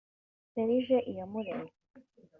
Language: Kinyarwanda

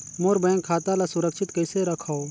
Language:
Chhattisgarhi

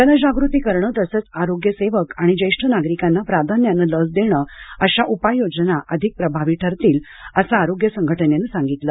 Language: Marathi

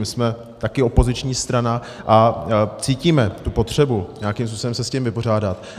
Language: Czech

